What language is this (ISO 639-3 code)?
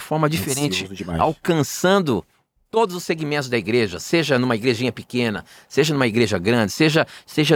por